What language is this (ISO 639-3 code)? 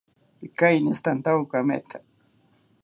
cpy